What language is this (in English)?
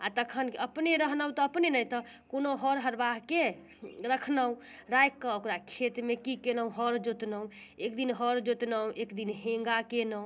Maithili